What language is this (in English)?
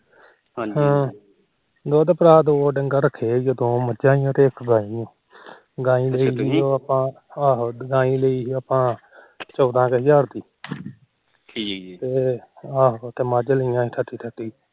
Punjabi